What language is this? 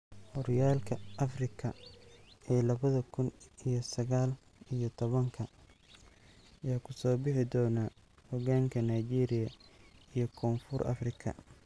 Somali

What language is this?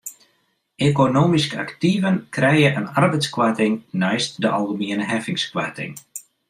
Western Frisian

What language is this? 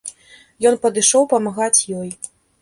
Belarusian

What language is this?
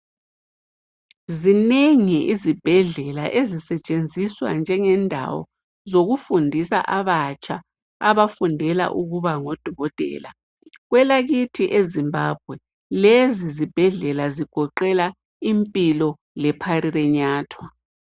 North Ndebele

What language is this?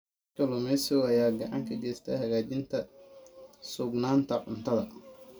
Somali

